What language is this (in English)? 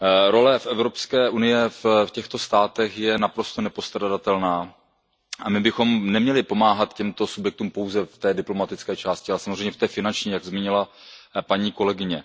Czech